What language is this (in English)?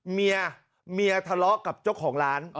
Thai